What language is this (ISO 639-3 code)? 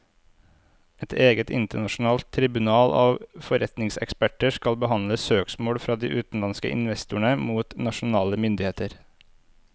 nor